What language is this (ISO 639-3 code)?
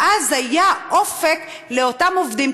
heb